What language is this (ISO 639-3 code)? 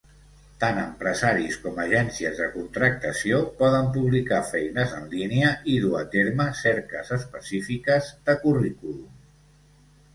cat